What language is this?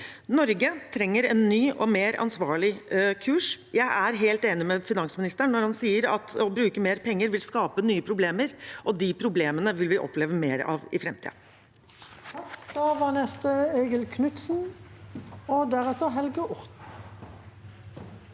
Norwegian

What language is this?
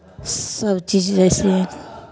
Maithili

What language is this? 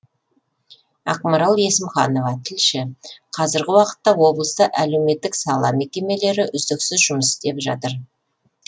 Kazakh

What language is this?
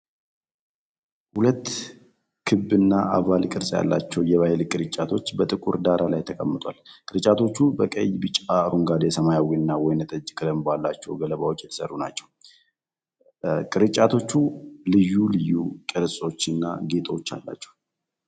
Amharic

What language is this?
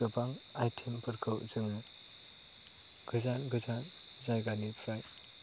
Bodo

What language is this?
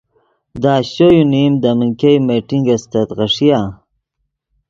Yidgha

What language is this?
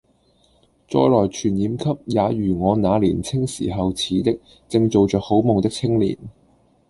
Cantonese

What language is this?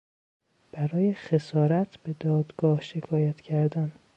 Persian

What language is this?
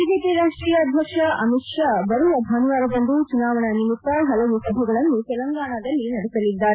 Kannada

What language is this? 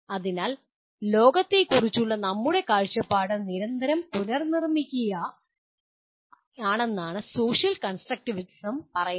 Malayalam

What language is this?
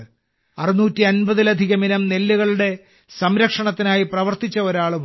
Malayalam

